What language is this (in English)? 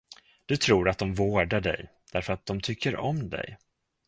Swedish